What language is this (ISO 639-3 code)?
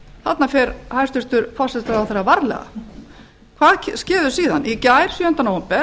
isl